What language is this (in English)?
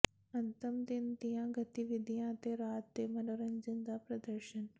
Punjabi